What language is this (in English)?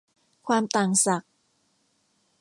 Thai